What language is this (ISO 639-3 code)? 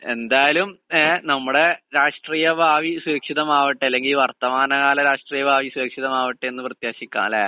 mal